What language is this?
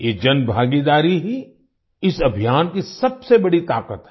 Hindi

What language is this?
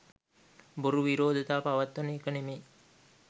Sinhala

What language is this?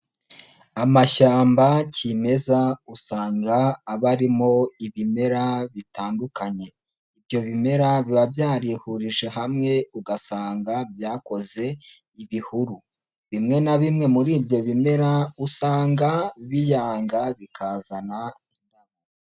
Kinyarwanda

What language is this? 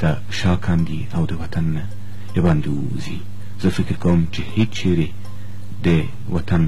Persian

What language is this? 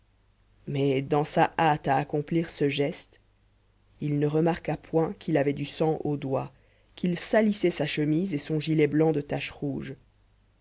French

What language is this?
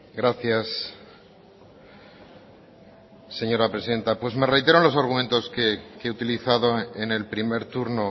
Spanish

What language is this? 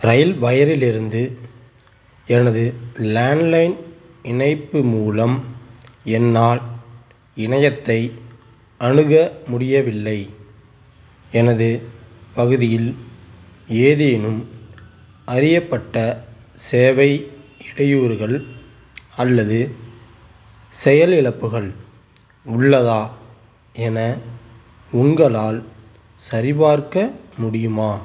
Tamil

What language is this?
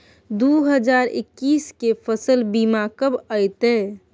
Maithili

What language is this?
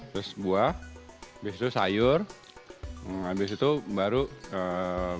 Indonesian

